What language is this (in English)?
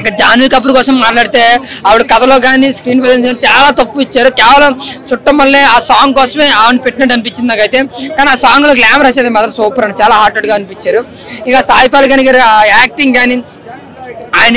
Telugu